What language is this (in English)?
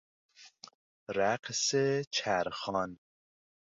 Persian